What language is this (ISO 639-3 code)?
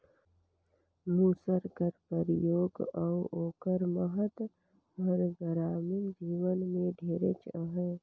hne